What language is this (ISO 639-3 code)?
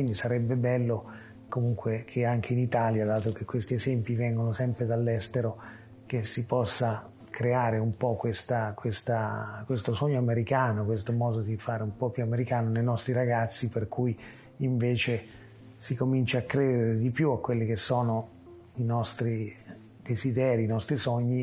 ita